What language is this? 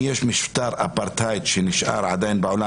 Hebrew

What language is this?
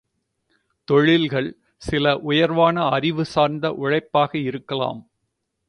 Tamil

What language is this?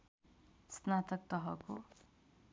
Nepali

